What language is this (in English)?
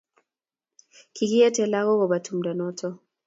Kalenjin